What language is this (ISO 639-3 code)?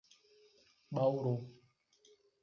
por